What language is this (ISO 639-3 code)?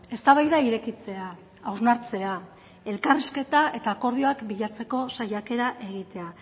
eus